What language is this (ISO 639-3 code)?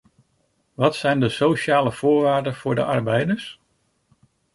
nld